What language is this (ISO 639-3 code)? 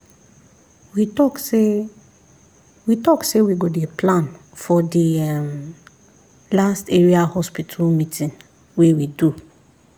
pcm